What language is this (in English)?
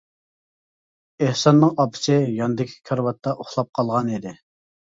Uyghur